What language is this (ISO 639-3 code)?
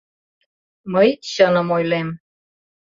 chm